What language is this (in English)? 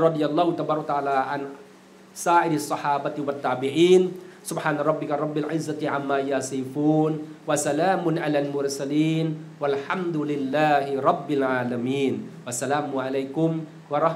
Thai